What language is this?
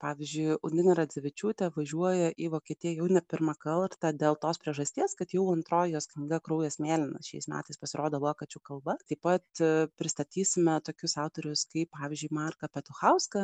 Lithuanian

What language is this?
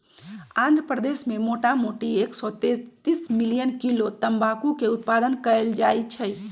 Magahi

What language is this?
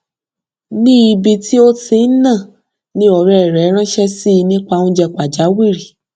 Yoruba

